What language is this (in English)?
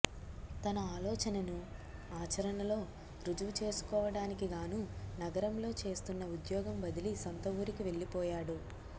Telugu